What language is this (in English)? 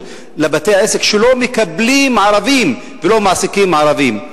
Hebrew